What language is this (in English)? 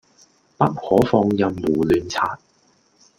Cantonese